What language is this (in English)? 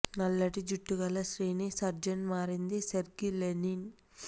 Telugu